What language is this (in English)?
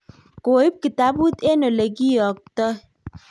Kalenjin